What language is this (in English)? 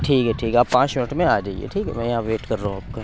Urdu